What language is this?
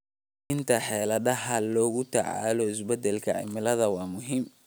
Somali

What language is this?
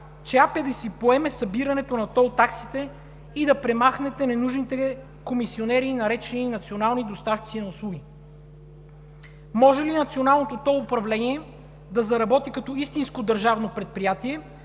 Bulgarian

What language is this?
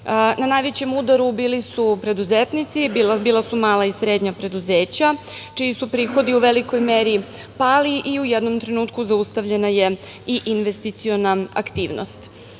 Serbian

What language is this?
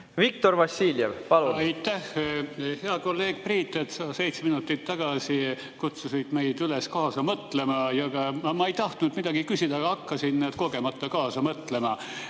Estonian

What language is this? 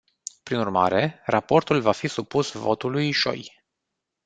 Romanian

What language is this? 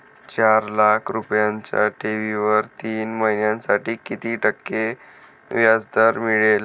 Marathi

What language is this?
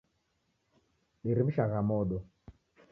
Taita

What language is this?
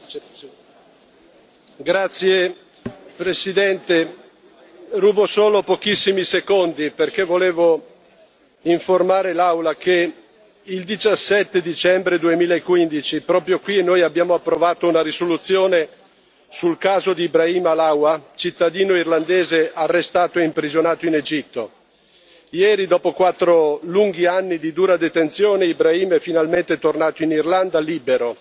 Italian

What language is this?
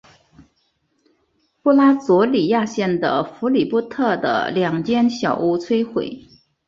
Chinese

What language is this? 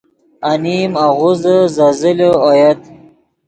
Yidgha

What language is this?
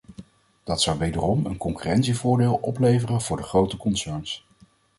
Dutch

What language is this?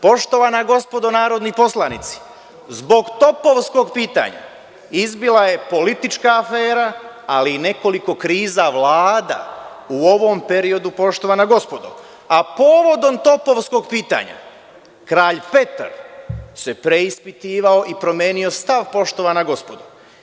Serbian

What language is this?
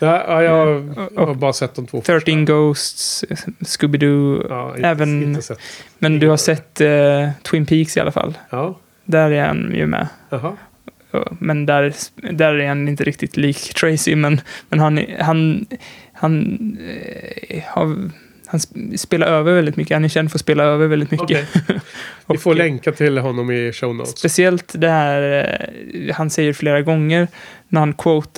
Swedish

